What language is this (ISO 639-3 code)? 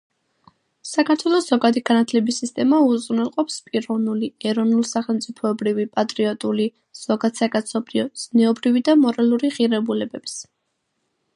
kat